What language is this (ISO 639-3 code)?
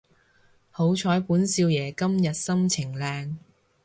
yue